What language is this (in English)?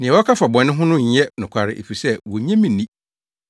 Akan